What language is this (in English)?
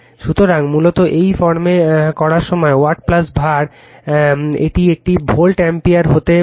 Bangla